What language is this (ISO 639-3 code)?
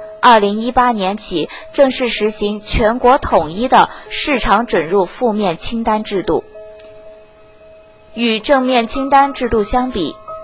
zho